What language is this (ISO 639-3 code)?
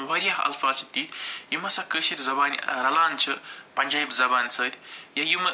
kas